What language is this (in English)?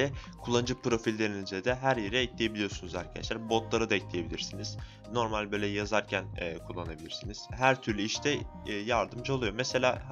Turkish